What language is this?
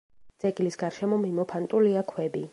Georgian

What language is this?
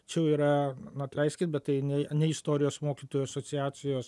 Lithuanian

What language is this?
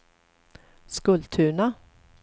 Swedish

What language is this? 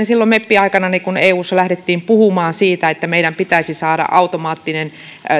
Finnish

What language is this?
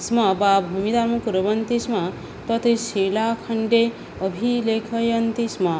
Sanskrit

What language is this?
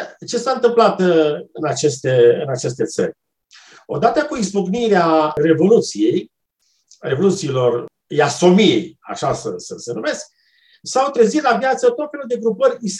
Romanian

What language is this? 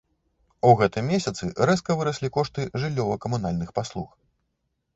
Belarusian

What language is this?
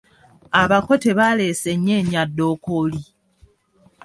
Ganda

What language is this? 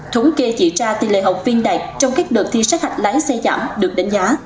Vietnamese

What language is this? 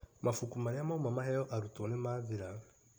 Kikuyu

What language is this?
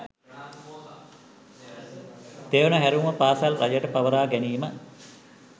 Sinhala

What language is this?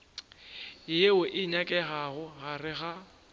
Northern Sotho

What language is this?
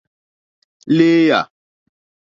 Mokpwe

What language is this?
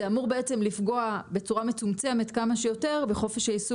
Hebrew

